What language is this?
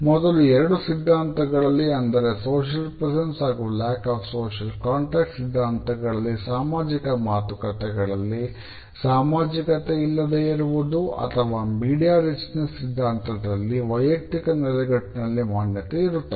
Kannada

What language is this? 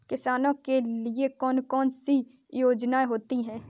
Hindi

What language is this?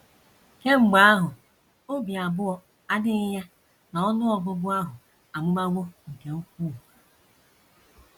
Igbo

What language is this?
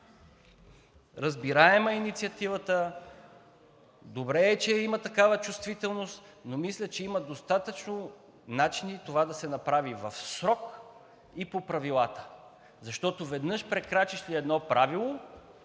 Bulgarian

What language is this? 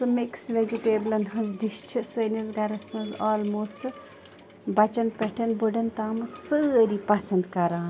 Kashmiri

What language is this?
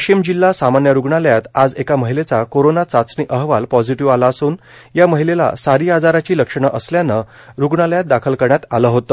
Marathi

